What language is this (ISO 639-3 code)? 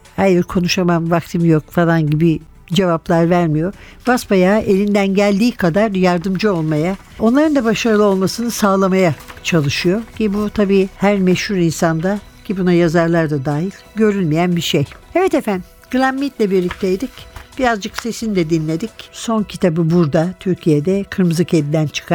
tur